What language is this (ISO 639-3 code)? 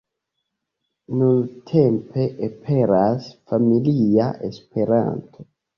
epo